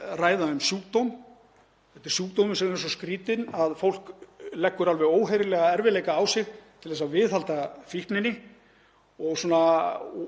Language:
Icelandic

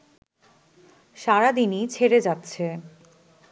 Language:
Bangla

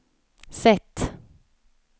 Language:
Swedish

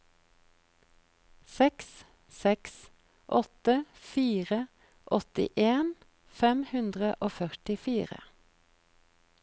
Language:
Norwegian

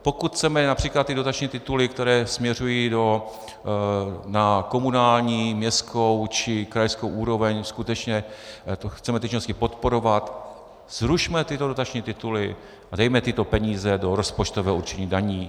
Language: Czech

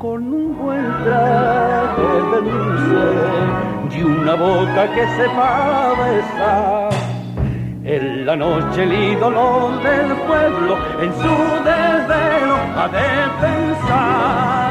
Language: Spanish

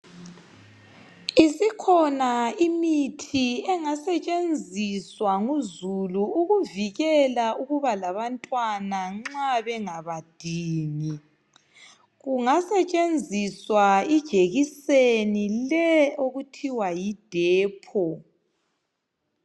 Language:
North Ndebele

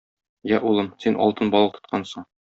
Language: Tatar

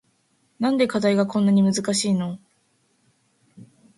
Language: Japanese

